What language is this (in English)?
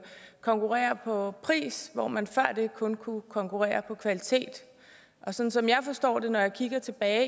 Danish